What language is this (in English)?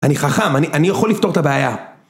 Hebrew